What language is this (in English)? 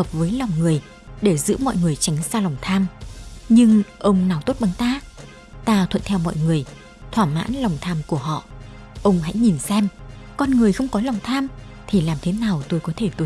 Vietnamese